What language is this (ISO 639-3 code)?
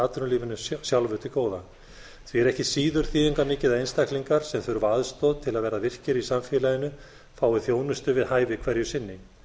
isl